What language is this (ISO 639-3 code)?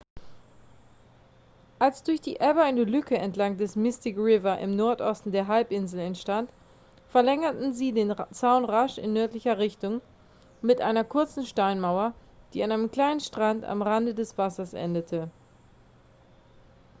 deu